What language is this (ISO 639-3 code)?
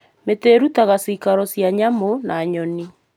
kik